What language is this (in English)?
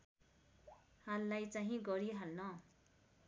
Nepali